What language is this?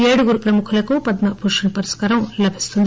Telugu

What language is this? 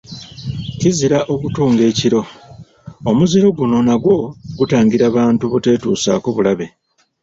Ganda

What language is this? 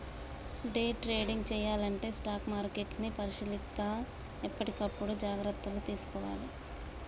Telugu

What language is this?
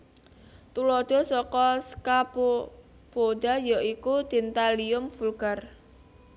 Javanese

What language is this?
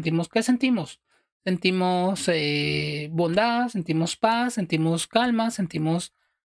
Spanish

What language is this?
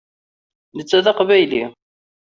Kabyle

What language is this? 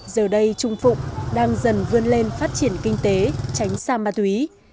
Vietnamese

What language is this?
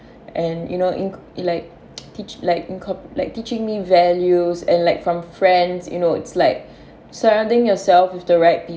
English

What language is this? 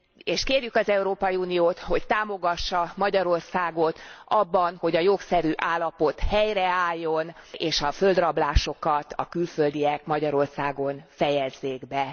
Hungarian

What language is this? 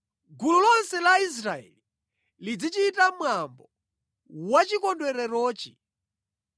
Nyanja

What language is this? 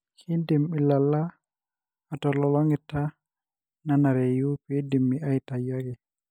Masai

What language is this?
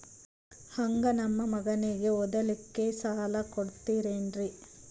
Kannada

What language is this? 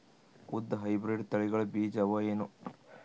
Kannada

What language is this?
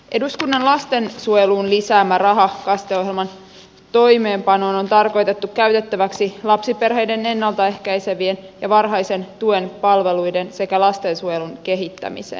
Finnish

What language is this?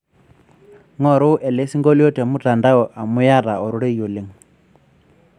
Masai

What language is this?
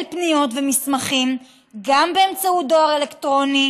Hebrew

